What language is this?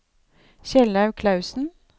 Norwegian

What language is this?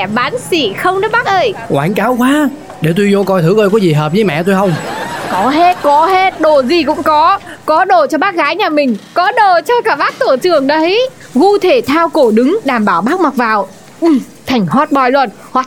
Vietnamese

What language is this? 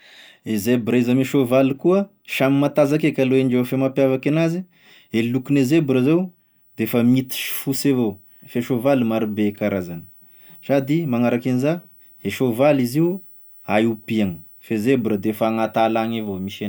Tesaka Malagasy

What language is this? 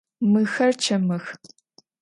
Adyghe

